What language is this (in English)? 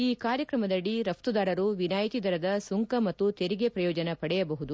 Kannada